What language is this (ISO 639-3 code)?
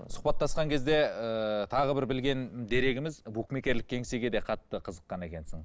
kaz